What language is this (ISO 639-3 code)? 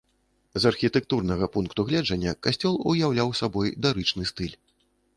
bel